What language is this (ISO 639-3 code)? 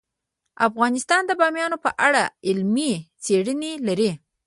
pus